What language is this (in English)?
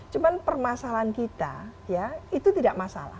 Indonesian